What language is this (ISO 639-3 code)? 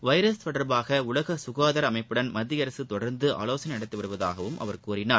tam